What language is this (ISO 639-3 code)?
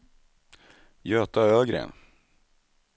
swe